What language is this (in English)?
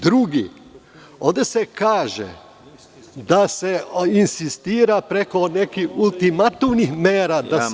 Serbian